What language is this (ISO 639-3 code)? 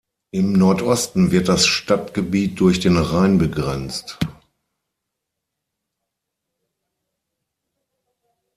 deu